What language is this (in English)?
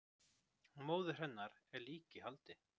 Icelandic